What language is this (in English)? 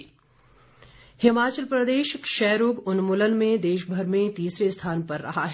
Hindi